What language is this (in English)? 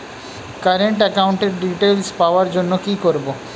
Bangla